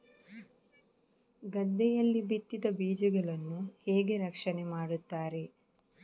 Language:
Kannada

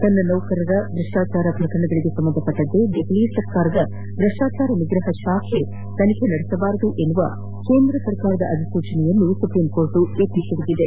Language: Kannada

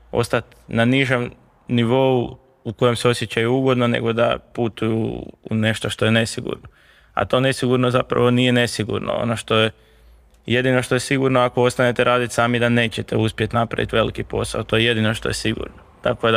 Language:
Croatian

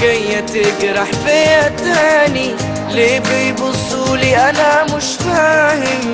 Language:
Arabic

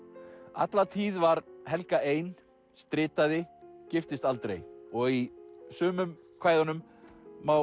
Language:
Icelandic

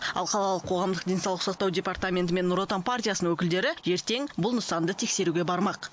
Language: Kazakh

